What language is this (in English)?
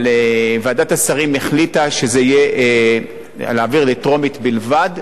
Hebrew